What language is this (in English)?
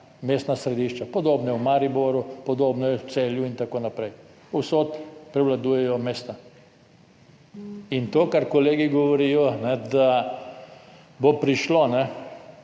Slovenian